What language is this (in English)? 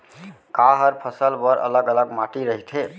Chhattisgarhi